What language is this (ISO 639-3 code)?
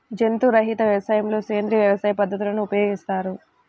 tel